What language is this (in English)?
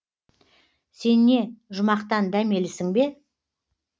Kazakh